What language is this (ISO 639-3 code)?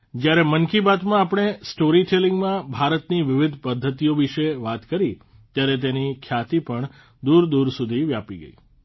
guj